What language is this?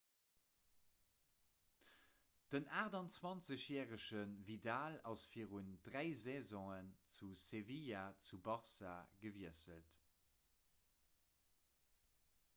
Luxembourgish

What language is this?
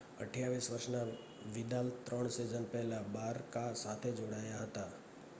Gujarati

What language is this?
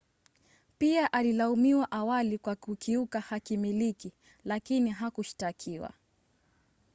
Swahili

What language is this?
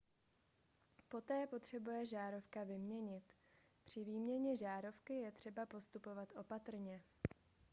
Czech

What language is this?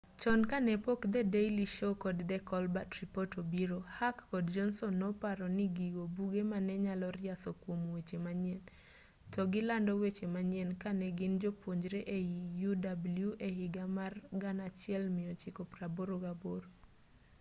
Luo (Kenya and Tanzania)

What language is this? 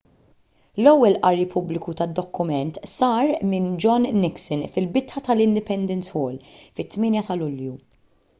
Maltese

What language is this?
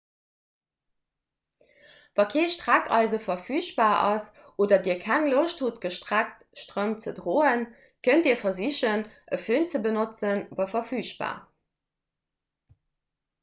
Luxembourgish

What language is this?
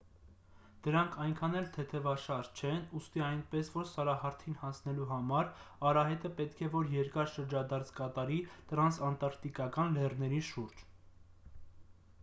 Armenian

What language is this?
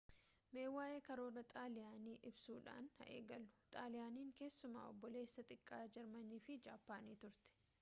Oromo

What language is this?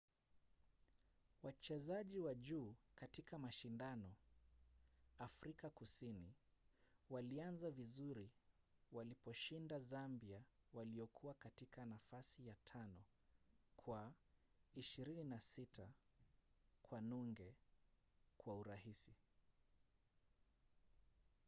Swahili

